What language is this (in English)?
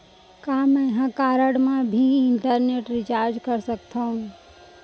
Chhattisgarhi